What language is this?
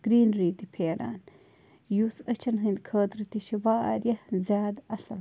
Kashmiri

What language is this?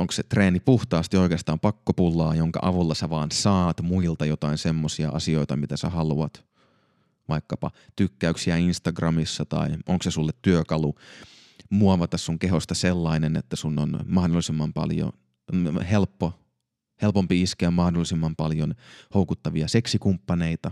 Finnish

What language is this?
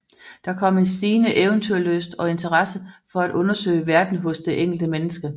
Danish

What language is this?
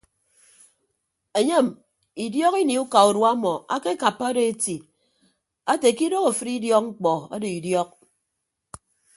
Ibibio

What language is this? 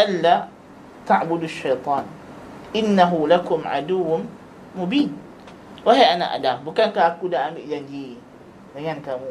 Malay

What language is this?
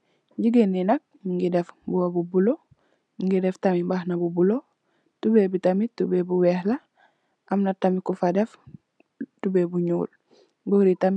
Wolof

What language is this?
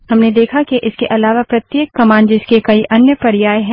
Hindi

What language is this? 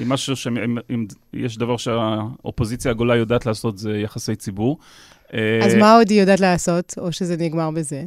Hebrew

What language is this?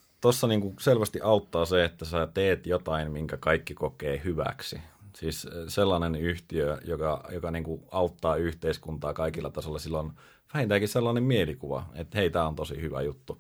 Finnish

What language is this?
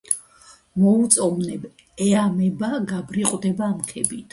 Georgian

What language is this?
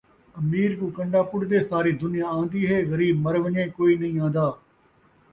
Saraiki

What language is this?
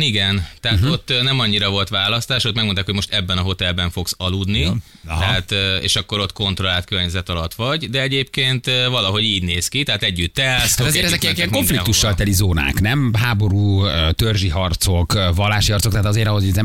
Hungarian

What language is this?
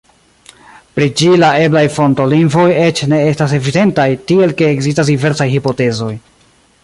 Esperanto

